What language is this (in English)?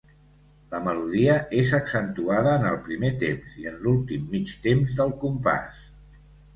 Catalan